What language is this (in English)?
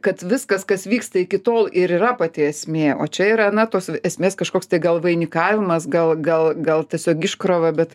Lithuanian